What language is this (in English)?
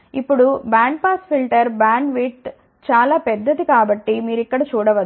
Telugu